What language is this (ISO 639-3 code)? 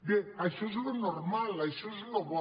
cat